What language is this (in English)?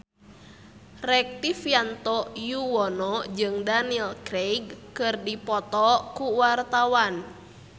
Sundanese